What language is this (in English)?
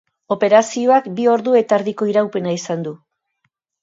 Basque